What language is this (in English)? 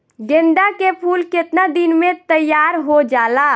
Bhojpuri